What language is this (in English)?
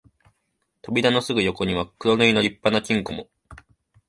Japanese